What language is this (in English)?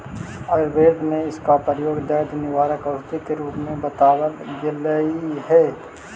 Magahi